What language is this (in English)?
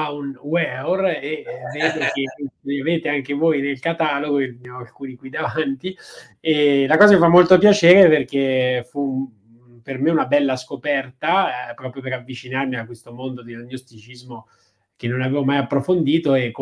Italian